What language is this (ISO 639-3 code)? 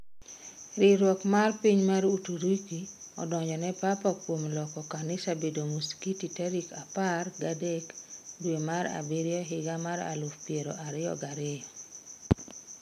luo